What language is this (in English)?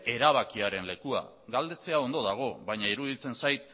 Basque